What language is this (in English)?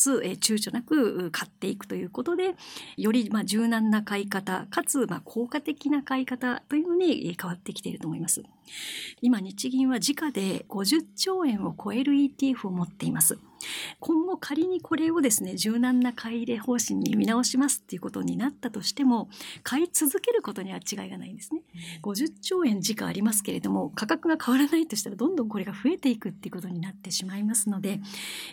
Japanese